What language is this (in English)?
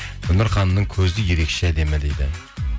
Kazakh